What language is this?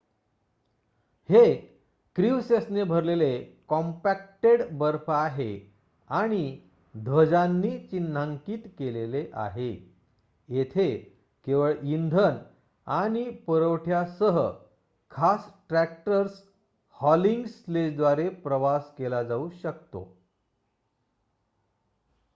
Marathi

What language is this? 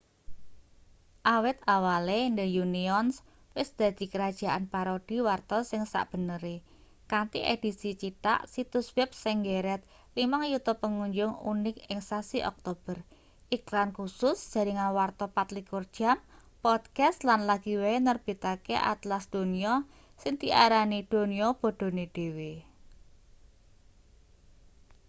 Javanese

